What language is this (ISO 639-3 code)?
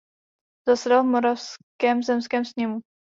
ces